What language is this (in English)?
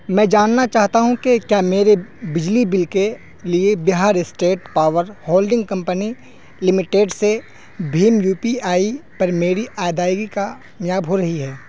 Urdu